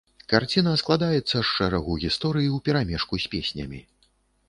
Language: Belarusian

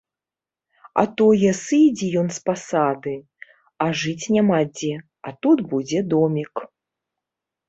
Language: Belarusian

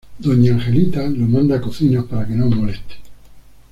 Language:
Spanish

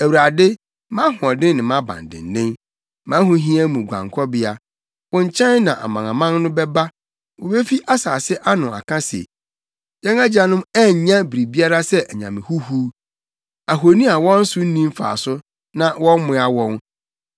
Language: Akan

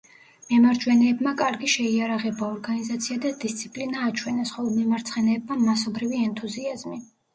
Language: Georgian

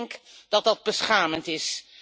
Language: Dutch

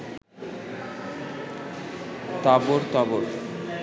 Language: Bangla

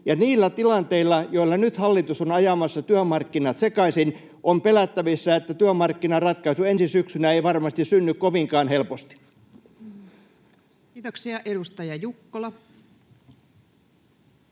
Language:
Finnish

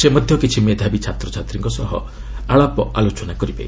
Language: Odia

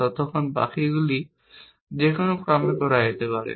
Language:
Bangla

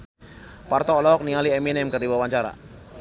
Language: Sundanese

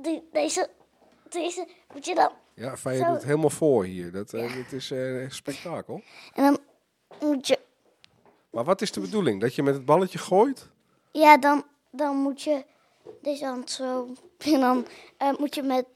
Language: Dutch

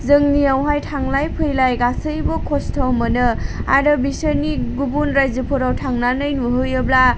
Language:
Bodo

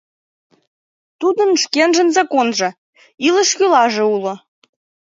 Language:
Mari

